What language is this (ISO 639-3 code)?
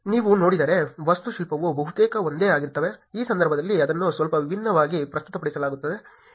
kan